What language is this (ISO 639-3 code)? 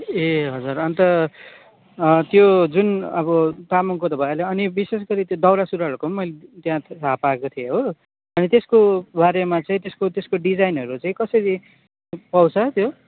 nep